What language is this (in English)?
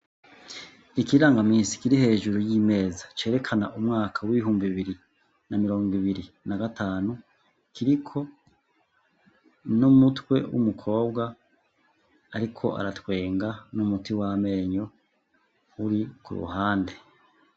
Rundi